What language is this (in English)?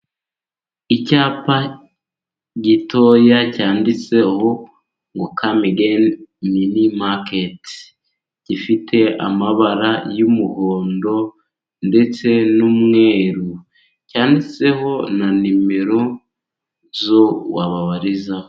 Kinyarwanda